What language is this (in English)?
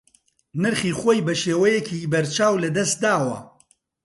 Central Kurdish